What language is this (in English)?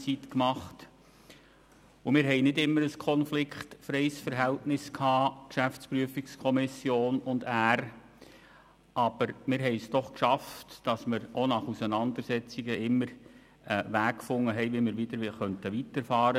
Swiss German